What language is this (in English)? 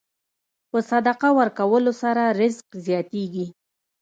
Pashto